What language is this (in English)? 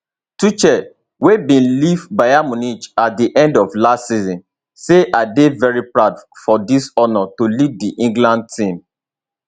Nigerian Pidgin